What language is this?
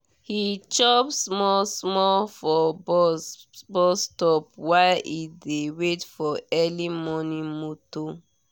Nigerian Pidgin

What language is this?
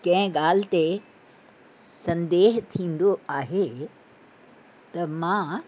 Sindhi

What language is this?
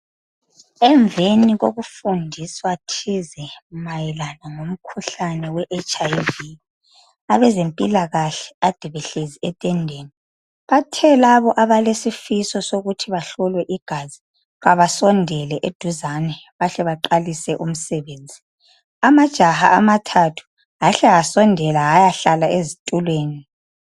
North Ndebele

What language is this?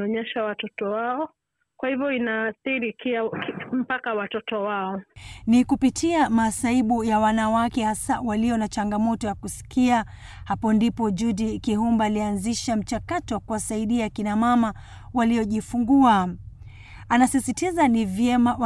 Swahili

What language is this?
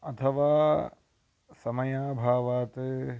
Sanskrit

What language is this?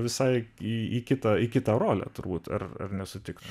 Lithuanian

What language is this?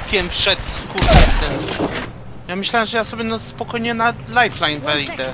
Polish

